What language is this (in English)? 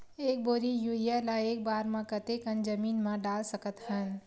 Chhattisgarhi